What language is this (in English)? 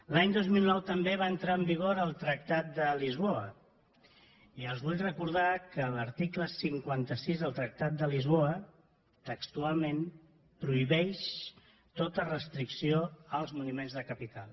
Catalan